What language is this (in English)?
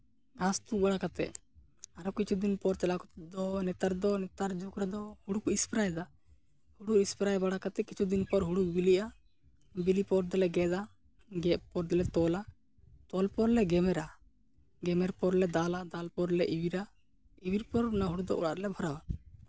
Santali